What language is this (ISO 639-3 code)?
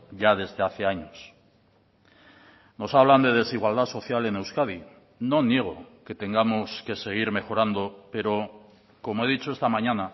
spa